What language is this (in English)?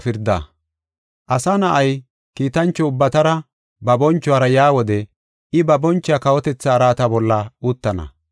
Gofa